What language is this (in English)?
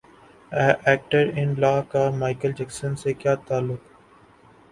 Urdu